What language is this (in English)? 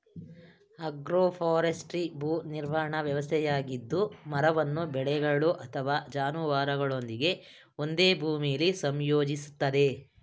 Kannada